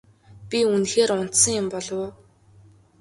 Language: Mongolian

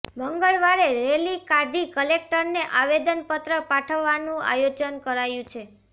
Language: Gujarati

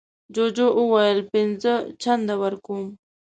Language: Pashto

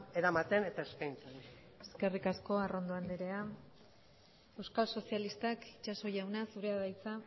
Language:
Basque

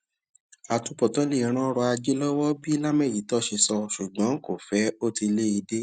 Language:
Yoruba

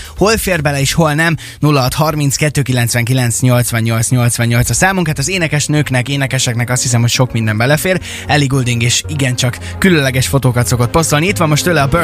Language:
Hungarian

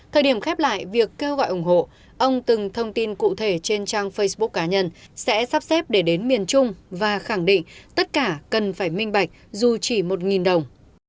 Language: Vietnamese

